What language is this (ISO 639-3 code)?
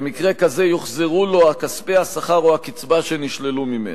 heb